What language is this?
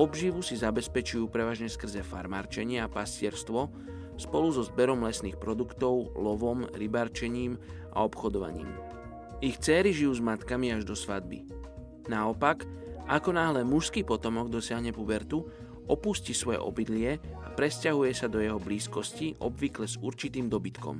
Slovak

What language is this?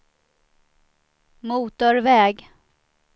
Swedish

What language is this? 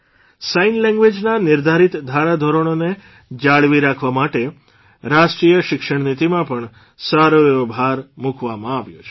Gujarati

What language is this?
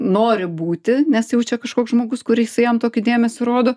Lithuanian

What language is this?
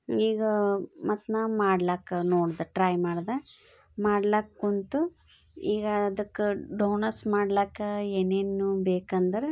Kannada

